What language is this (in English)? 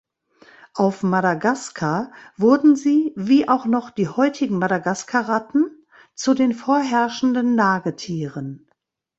German